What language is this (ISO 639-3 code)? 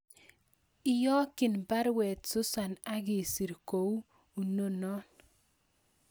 kln